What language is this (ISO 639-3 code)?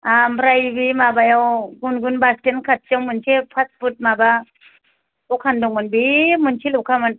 brx